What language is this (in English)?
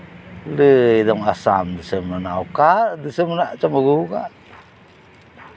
Santali